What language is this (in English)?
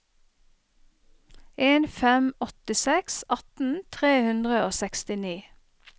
Norwegian